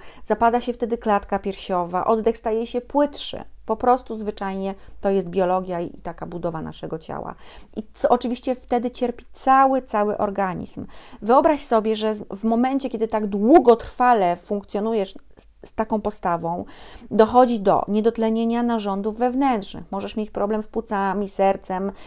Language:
Polish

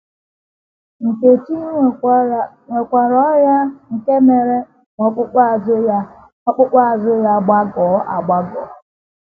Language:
Igbo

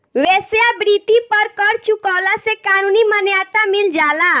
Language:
Bhojpuri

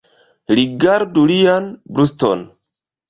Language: Esperanto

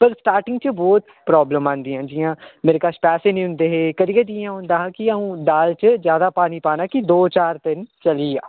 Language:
Dogri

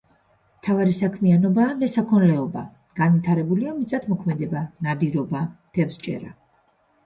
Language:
Georgian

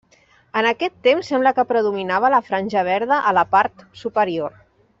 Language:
Catalan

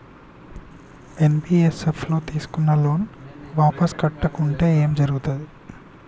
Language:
Telugu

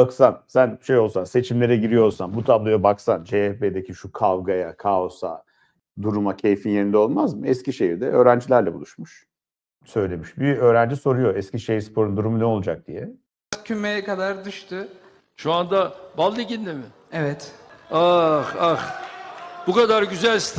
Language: Turkish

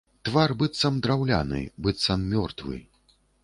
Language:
Belarusian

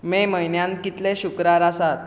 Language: Konkani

